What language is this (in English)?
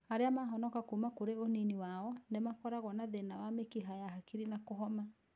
Kikuyu